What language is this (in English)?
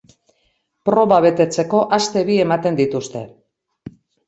Basque